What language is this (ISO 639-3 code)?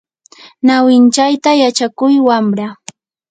qur